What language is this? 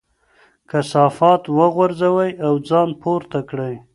Pashto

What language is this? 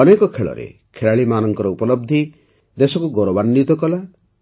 Odia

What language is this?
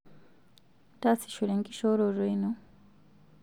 Masai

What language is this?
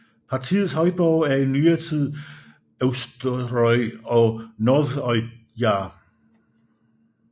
Danish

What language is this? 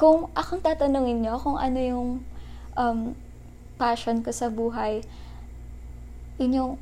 Filipino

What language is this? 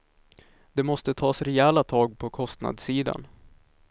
Swedish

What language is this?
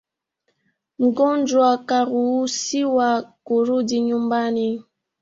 Swahili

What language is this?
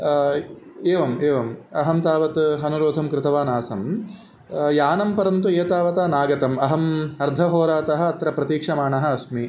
Sanskrit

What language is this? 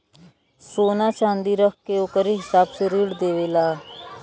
Bhojpuri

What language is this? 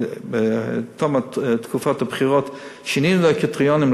Hebrew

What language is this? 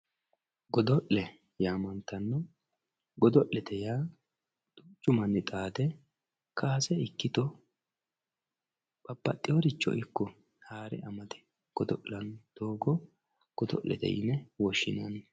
Sidamo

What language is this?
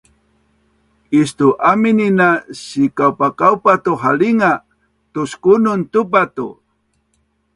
Bunun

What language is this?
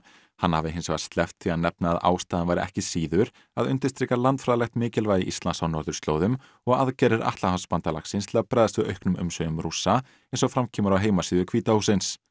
Icelandic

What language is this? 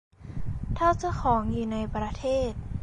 Thai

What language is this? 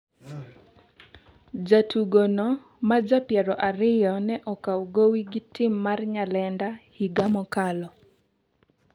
Luo (Kenya and Tanzania)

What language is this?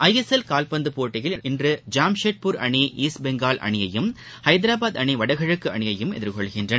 Tamil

